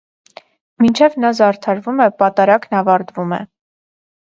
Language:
Armenian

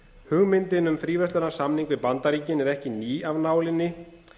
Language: Icelandic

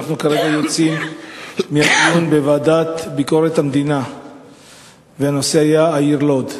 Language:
Hebrew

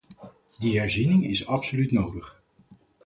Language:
Dutch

